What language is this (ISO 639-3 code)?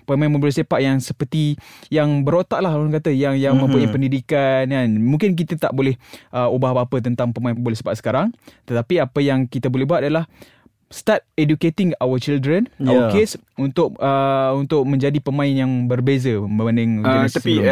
msa